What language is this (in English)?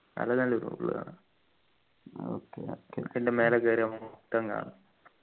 Malayalam